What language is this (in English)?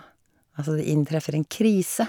Norwegian